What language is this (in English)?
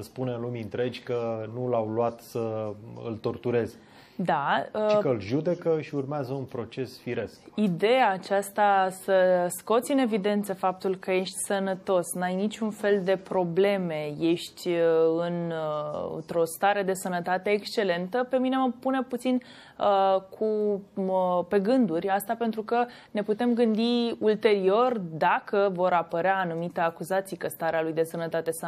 Romanian